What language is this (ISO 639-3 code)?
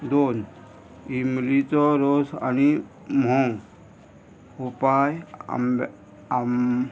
kok